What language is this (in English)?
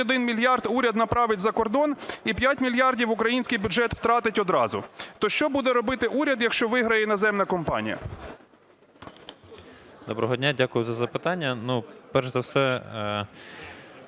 Ukrainian